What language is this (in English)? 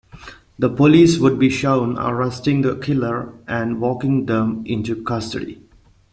English